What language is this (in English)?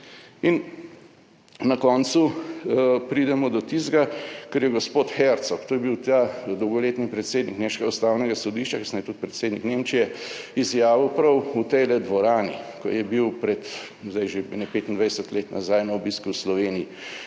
Slovenian